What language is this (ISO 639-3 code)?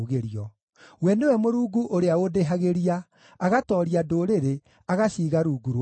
kik